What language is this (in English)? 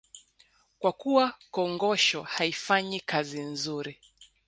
Swahili